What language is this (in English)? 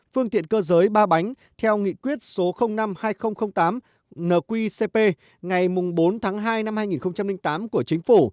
Vietnamese